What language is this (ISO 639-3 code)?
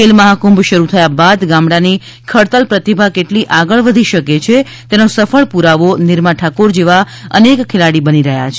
guj